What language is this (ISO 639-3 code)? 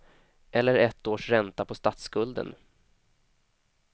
swe